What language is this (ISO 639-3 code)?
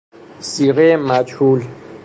fas